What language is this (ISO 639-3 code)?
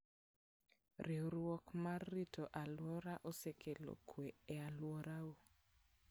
luo